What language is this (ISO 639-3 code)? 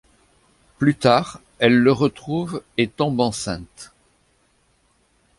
fra